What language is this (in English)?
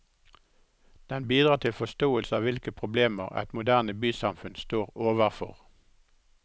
Norwegian